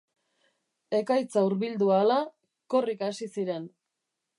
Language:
Basque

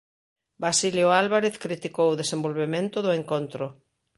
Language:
Galician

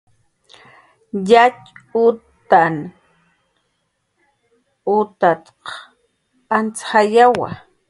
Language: Jaqaru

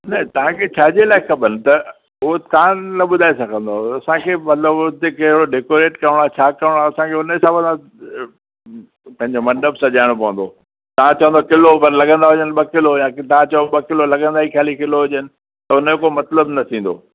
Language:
Sindhi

